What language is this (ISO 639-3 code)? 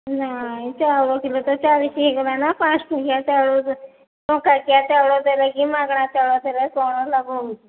ori